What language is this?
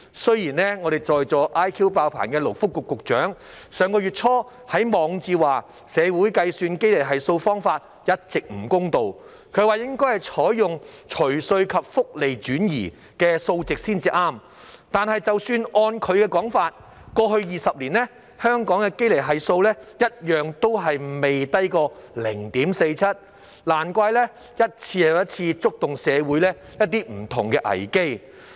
Cantonese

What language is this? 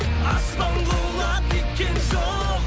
Kazakh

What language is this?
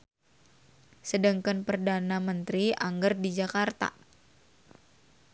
Sundanese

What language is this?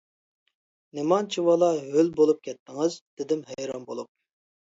Uyghur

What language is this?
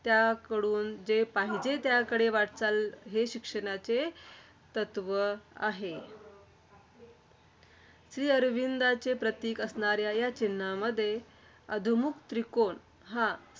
Marathi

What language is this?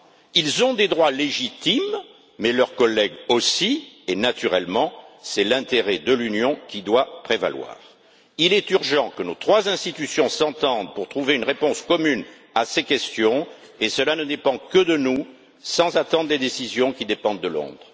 French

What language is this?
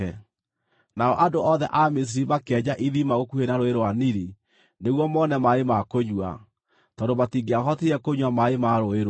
Kikuyu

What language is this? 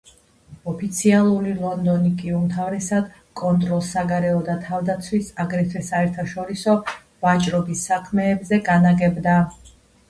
Georgian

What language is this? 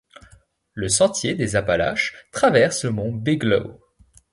French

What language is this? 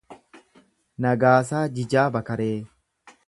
Oromo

